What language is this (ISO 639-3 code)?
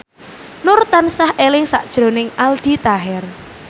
jav